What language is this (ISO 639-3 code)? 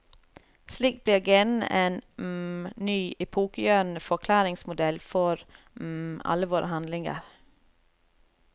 nor